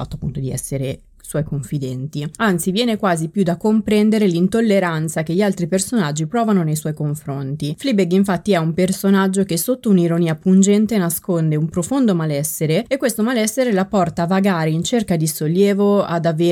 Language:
Italian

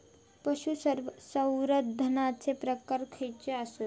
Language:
Marathi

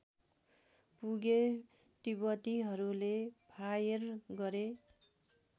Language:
Nepali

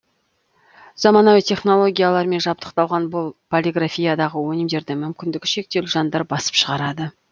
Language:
Kazakh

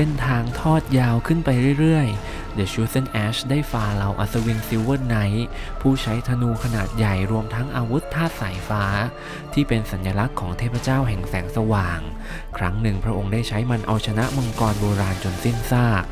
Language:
Thai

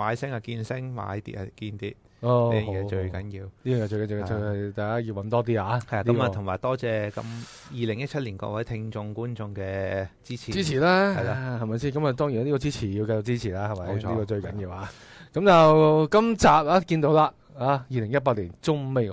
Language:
Chinese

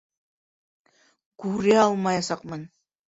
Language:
Bashkir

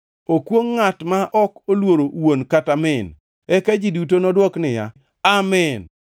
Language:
Luo (Kenya and Tanzania)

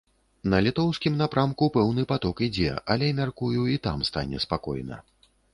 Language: Belarusian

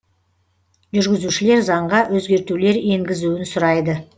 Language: Kazakh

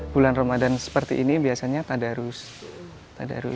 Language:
Indonesian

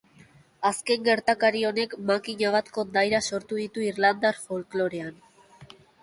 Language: Basque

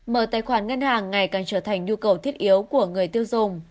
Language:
Vietnamese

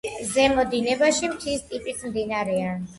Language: Georgian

